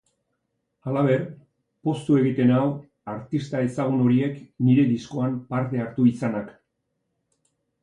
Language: Basque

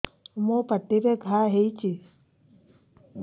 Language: Odia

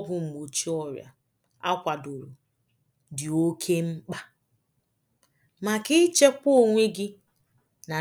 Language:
Igbo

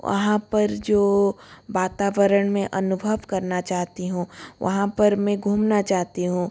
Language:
Hindi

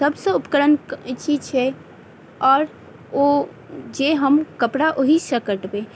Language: Maithili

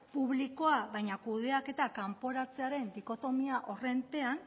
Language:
Basque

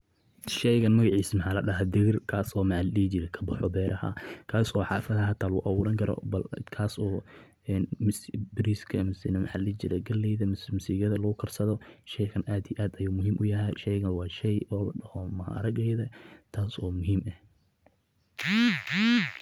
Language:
Somali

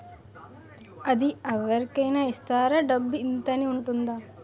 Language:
Telugu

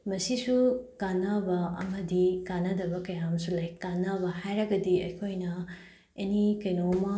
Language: Manipuri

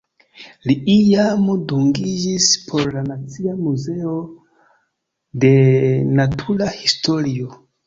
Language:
Esperanto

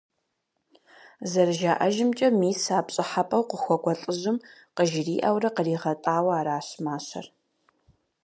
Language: Kabardian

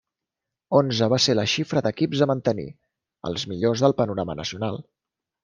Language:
Catalan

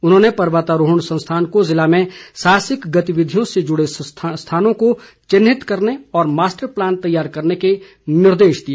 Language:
Hindi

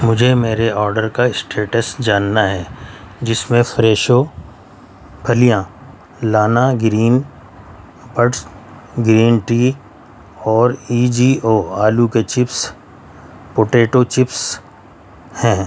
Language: Urdu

